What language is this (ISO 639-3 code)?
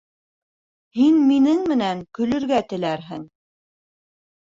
bak